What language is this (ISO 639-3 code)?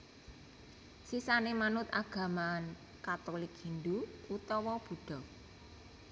jav